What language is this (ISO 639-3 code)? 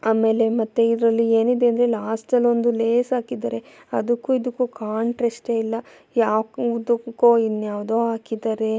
kan